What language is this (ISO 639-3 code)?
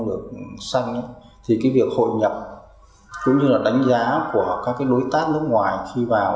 vie